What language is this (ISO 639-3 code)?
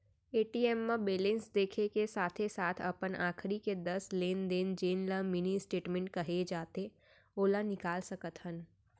hne